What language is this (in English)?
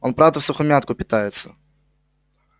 Russian